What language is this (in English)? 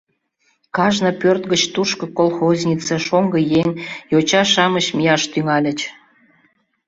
Mari